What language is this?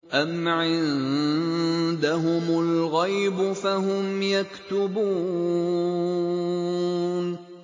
Arabic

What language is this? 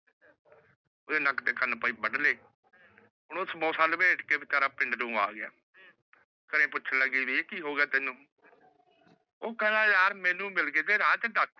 Punjabi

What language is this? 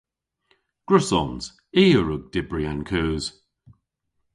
Cornish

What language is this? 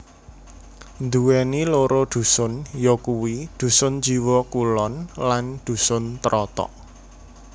Javanese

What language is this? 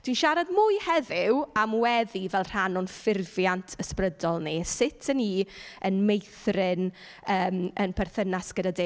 Welsh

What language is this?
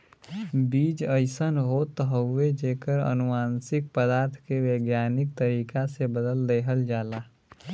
Bhojpuri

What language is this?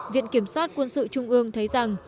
Vietnamese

